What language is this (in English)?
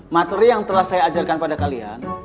Indonesian